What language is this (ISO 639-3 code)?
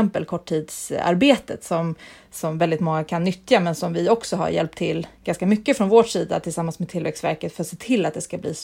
swe